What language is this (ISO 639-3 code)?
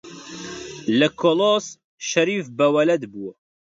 ckb